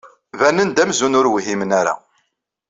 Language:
Kabyle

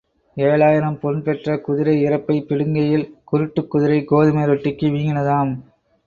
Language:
Tamil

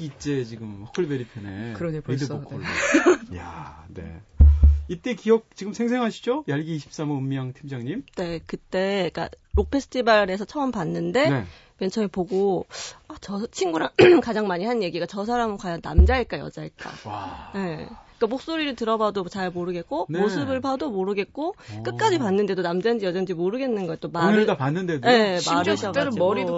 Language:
Korean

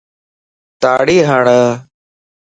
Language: Lasi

